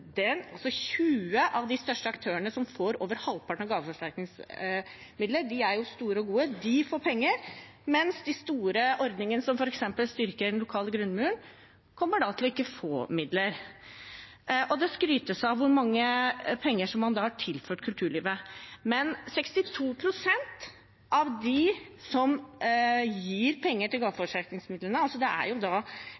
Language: Norwegian Bokmål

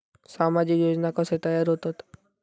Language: Marathi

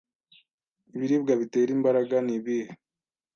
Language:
Kinyarwanda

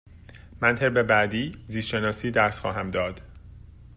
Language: Persian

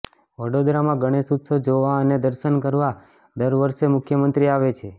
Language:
Gujarati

